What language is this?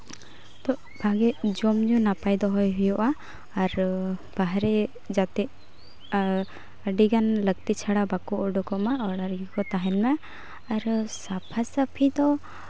Santali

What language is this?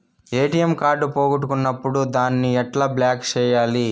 Telugu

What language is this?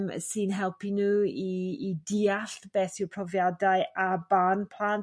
Welsh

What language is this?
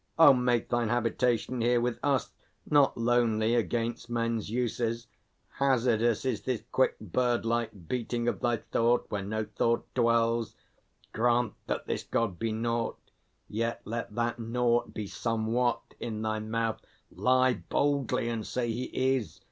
English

